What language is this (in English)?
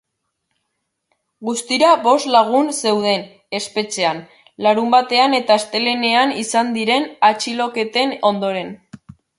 Basque